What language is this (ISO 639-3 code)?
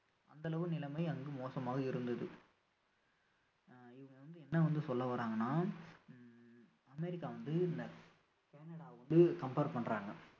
tam